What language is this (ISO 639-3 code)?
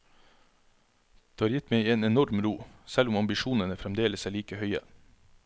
nor